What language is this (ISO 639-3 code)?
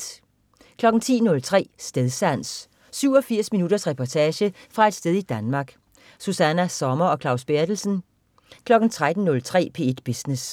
dan